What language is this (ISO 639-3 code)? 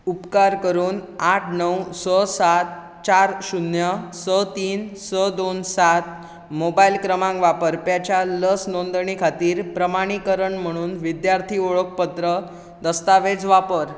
kok